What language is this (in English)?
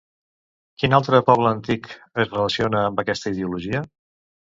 Catalan